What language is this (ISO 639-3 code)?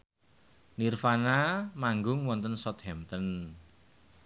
jav